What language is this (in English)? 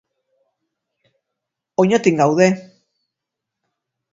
Basque